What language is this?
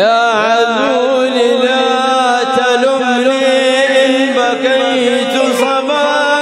Arabic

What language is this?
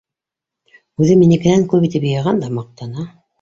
Bashkir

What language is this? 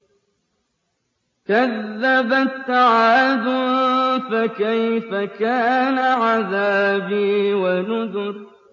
Arabic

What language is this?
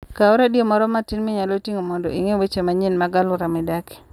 Luo (Kenya and Tanzania)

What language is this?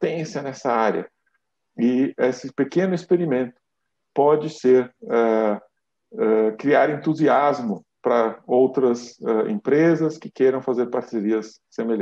Portuguese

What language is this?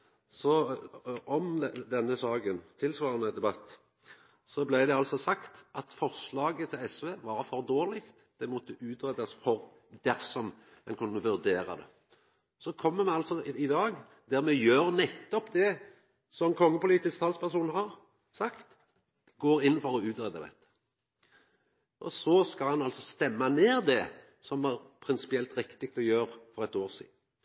Norwegian Nynorsk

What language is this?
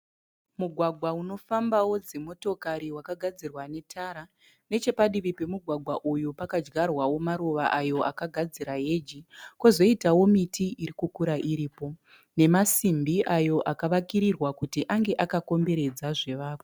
Shona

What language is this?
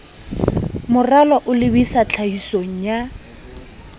Southern Sotho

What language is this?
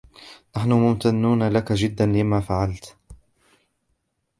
Arabic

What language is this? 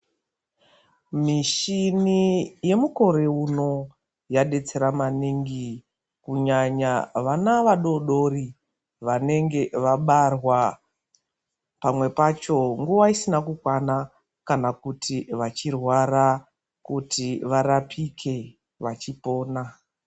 Ndau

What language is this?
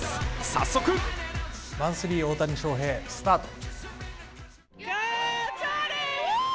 Japanese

